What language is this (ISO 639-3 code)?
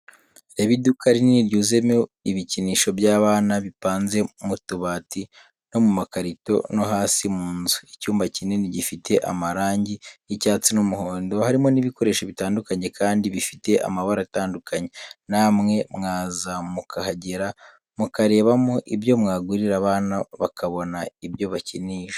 kin